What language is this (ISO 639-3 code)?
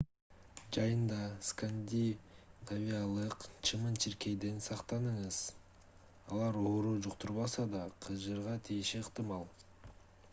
kir